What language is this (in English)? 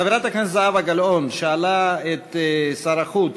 Hebrew